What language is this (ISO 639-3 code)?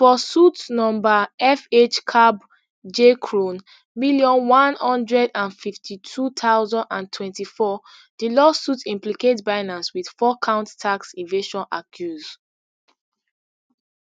pcm